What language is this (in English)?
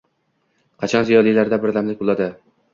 Uzbek